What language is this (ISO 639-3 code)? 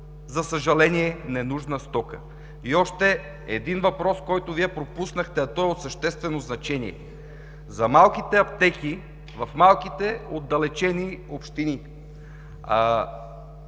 bul